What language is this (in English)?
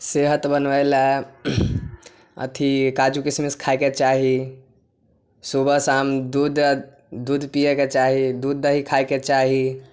Maithili